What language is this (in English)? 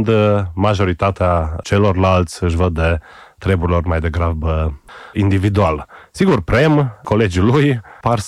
Romanian